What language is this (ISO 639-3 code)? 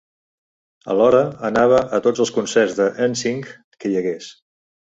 cat